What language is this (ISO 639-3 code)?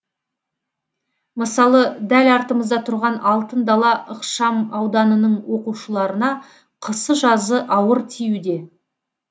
kaz